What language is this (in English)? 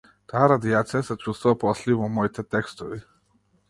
Macedonian